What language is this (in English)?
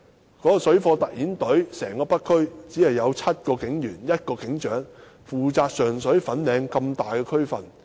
Cantonese